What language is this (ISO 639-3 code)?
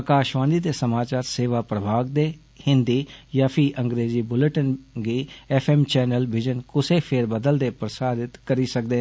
doi